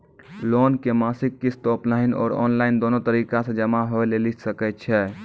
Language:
Maithili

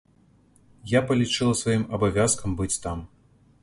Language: Belarusian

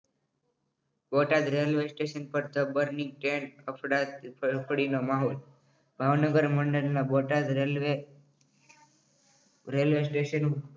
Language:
Gujarati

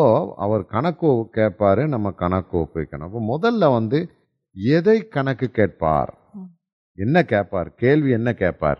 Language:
Tamil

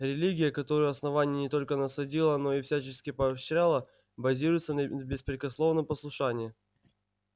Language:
Russian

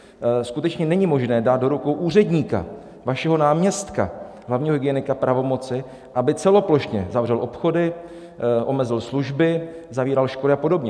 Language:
Czech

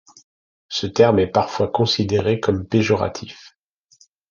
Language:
French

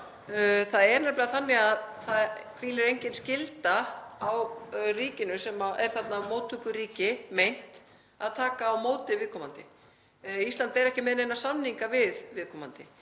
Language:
Icelandic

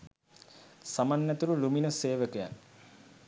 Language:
Sinhala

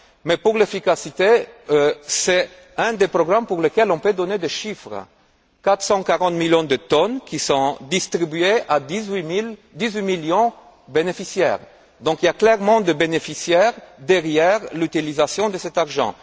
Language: French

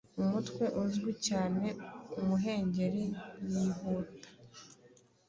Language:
Kinyarwanda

